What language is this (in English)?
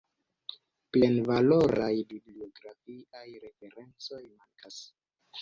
Esperanto